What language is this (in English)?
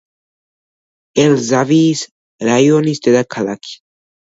Georgian